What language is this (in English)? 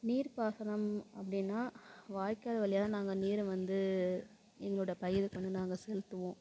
Tamil